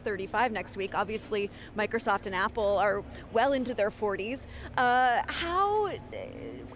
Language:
English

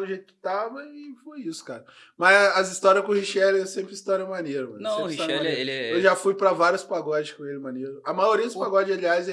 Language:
Portuguese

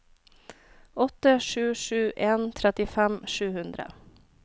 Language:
Norwegian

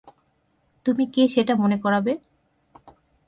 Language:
Bangla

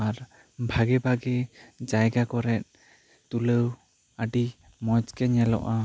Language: Santali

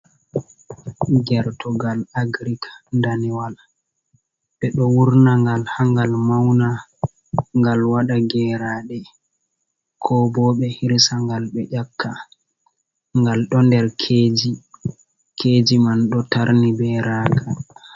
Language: Fula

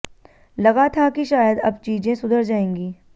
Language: Hindi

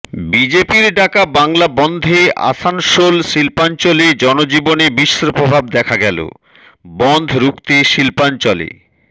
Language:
Bangla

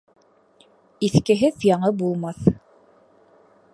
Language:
Bashkir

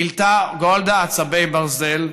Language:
Hebrew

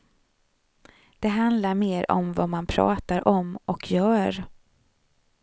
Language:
Swedish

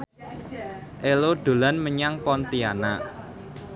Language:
Javanese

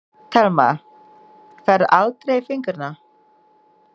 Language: Icelandic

